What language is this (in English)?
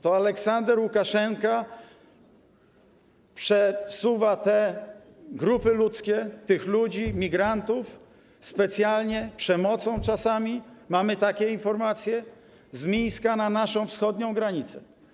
Polish